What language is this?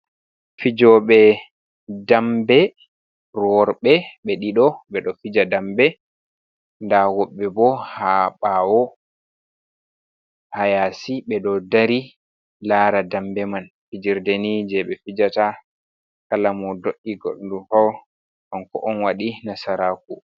Fula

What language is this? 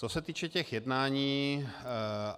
Czech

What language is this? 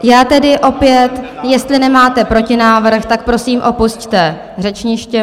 Czech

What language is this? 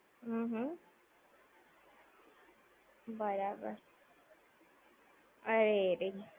Gujarati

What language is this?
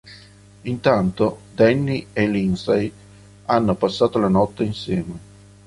Italian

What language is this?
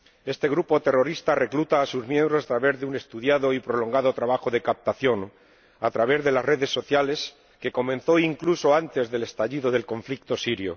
Spanish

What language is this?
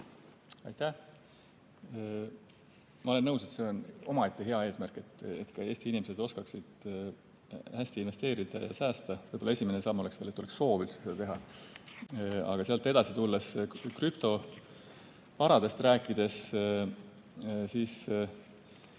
Estonian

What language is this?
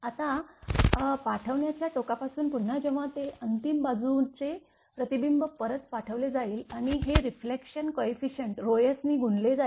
Marathi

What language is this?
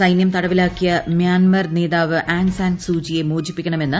Malayalam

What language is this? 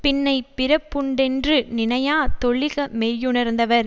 Tamil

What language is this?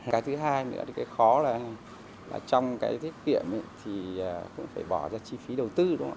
Vietnamese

